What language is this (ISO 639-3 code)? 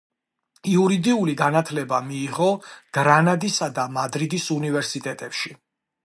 kat